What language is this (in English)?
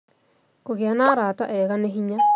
Kikuyu